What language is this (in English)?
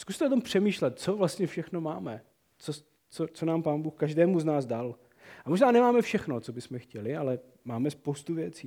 Czech